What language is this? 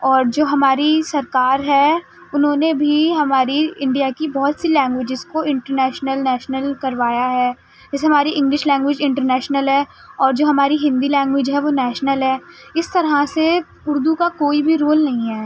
Urdu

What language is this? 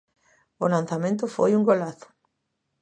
Galician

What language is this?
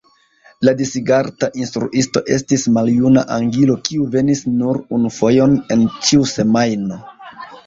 Esperanto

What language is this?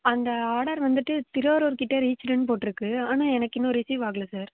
Tamil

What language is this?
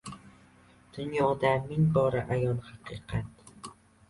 Uzbek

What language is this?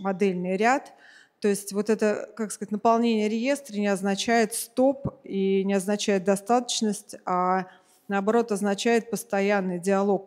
Russian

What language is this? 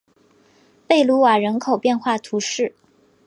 Chinese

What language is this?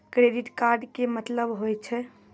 Maithili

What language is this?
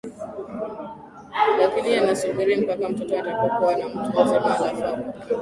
Swahili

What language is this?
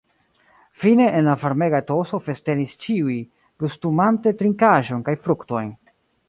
Esperanto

